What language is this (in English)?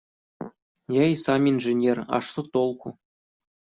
Russian